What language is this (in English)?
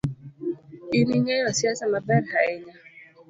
Luo (Kenya and Tanzania)